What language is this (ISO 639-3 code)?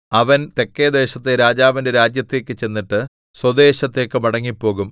mal